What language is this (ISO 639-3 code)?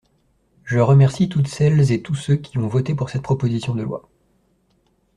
fra